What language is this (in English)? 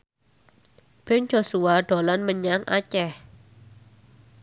Javanese